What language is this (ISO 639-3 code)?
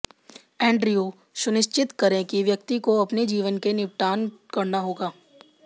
hin